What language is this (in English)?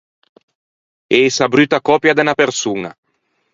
Ligurian